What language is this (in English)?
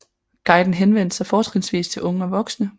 Danish